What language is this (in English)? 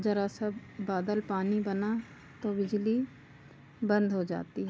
Hindi